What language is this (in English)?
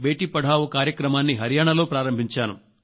Telugu